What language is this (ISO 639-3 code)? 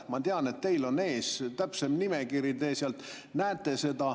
est